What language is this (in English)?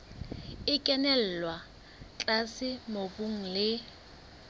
Southern Sotho